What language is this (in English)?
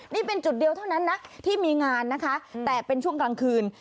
Thai